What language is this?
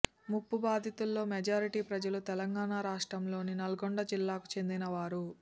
Telugu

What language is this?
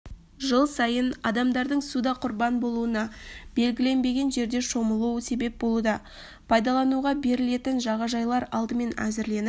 Kazakh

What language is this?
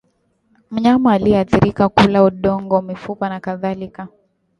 Swahili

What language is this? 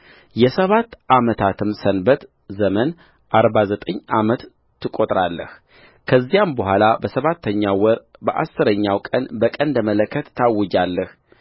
Amharic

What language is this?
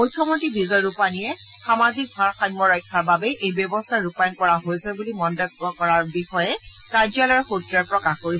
Assamese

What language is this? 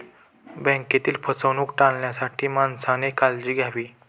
Marathi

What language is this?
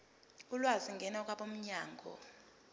Zulu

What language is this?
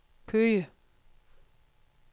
Danish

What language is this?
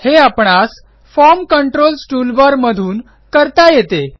Marathi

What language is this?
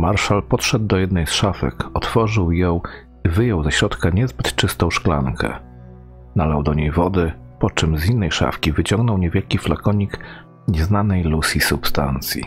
Polish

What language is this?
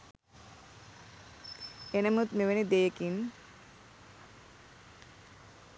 Sinhala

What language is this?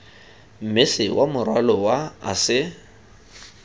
Tswana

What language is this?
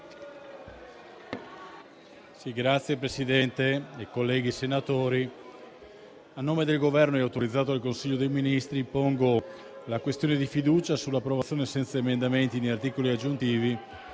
Italian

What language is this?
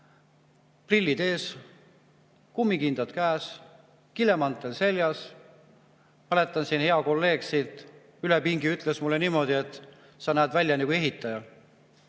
Estonian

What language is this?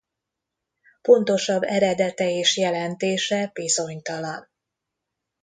Hungarian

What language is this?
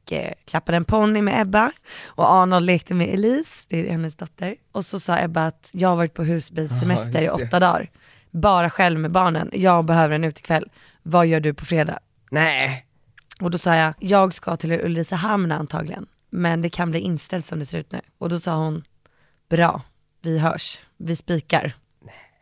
Swedish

